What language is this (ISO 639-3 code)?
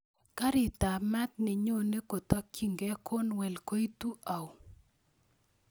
kln